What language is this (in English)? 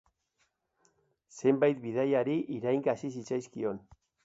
Basque